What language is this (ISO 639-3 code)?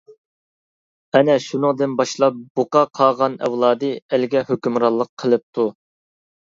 uig